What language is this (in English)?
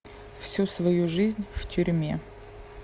Russian